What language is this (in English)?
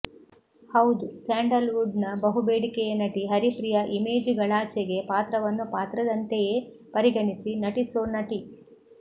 Kannada